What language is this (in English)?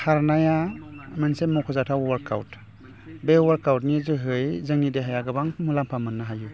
Bodo